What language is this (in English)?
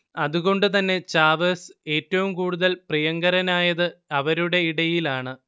Malayalam